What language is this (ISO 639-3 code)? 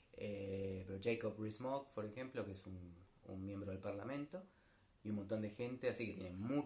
spa